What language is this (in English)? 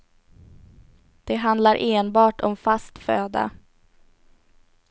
Swedish